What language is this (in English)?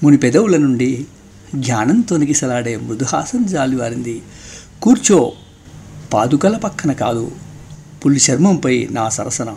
Telugu